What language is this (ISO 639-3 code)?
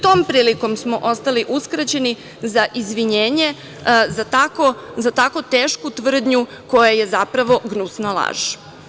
srp